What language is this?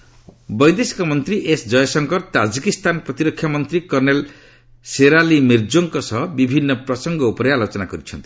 Odia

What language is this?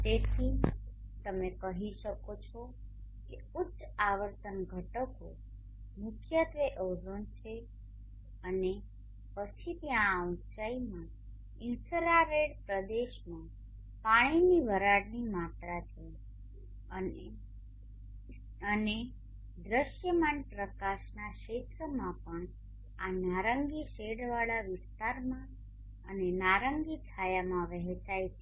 Gujarati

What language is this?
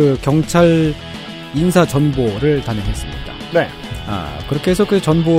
Korean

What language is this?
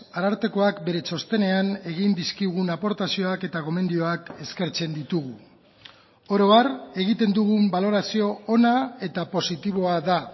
Basque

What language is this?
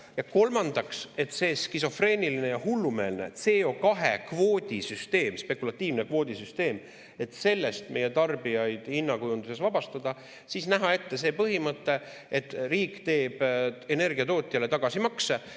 Estonian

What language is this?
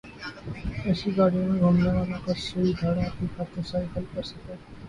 Urdu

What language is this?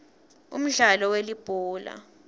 Swati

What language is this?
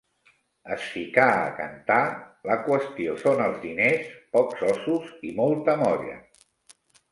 Catalan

